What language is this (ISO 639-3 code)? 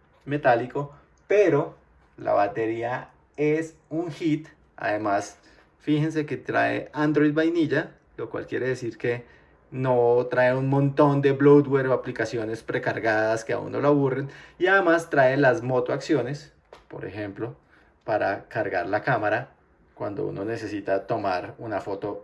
spa